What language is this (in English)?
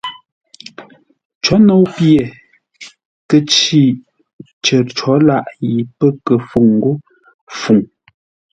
Ngombale